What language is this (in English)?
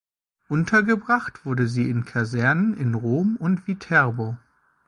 German